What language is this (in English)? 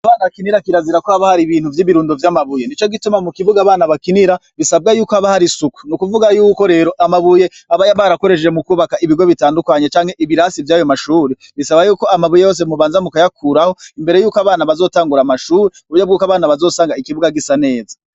Rundi